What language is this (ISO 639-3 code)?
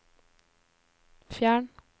nor